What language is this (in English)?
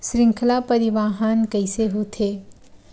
Chhattisgarhi